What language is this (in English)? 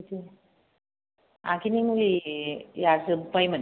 Bodo